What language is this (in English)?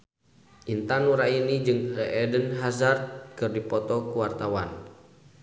Sundanese